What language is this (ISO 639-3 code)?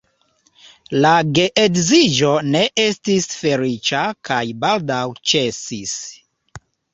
epo